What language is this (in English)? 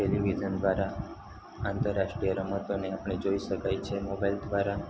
Gujarati